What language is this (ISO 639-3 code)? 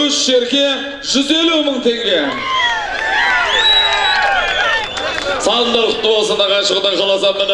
tur